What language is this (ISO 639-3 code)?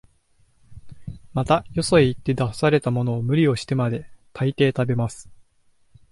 jpn